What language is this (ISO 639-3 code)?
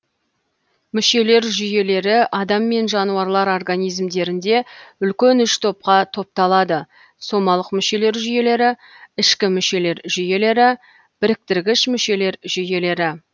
kaz